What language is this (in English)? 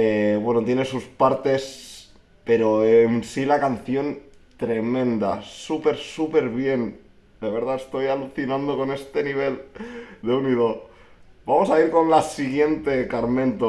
Spanish